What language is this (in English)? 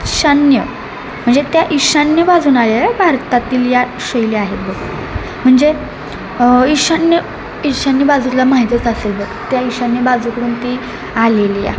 Marathi